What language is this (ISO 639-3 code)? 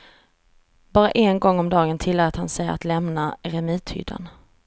swe